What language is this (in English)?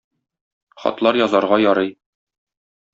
Tatar